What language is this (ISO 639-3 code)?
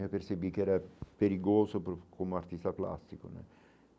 por